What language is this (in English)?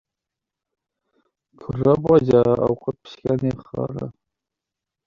Uzbek